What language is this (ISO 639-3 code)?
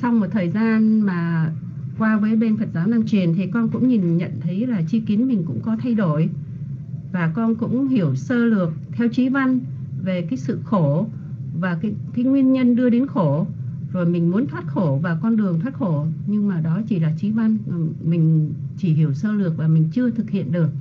vie